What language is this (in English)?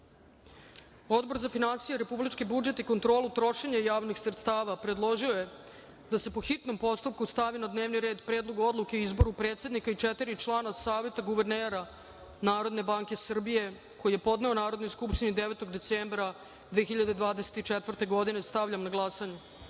Serbian